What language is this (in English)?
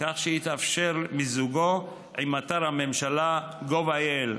Hebrew